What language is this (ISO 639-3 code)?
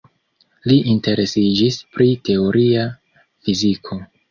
epo